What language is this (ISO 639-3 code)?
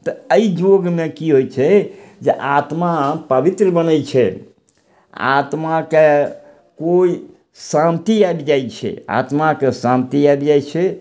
mai